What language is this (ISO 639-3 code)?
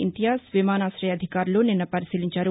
tel